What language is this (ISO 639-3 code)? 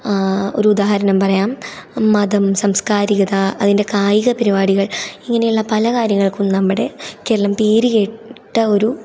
mal